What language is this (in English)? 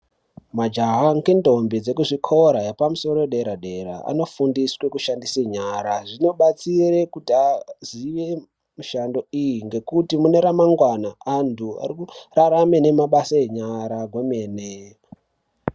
Ndau